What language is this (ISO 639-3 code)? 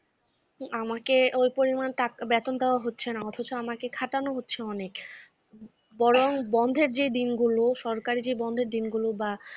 ben